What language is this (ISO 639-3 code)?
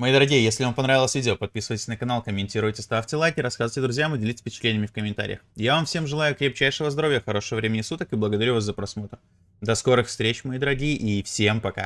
rus